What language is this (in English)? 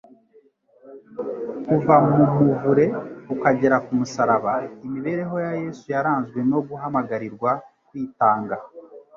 Kinyarwanda